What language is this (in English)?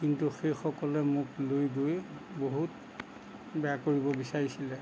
Assamese